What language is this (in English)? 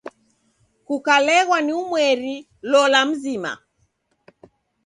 Taita